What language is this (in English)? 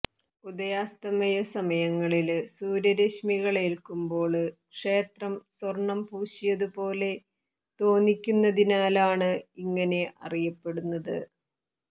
Malayalam